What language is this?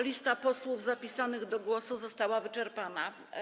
Polish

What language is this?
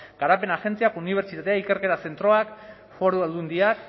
Basque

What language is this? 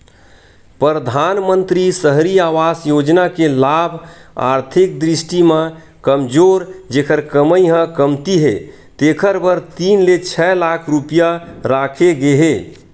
Chhattisgarhi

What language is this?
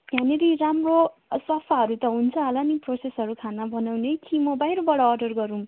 Nepali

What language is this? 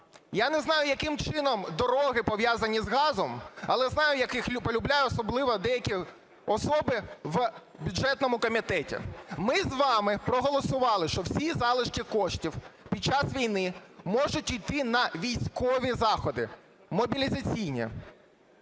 Ukrainian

